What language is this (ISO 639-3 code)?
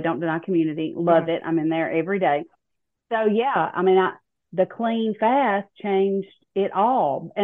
eng